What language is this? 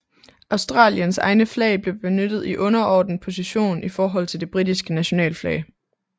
Danish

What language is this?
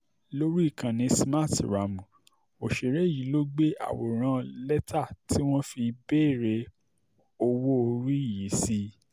Yoruba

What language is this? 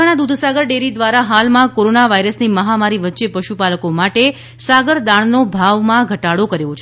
Gujarati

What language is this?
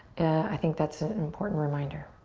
English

